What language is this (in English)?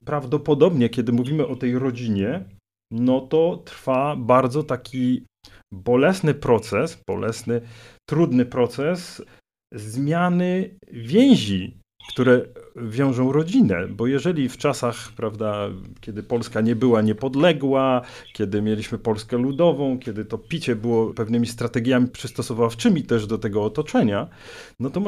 Polish